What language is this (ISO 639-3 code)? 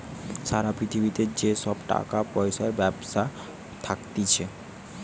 ben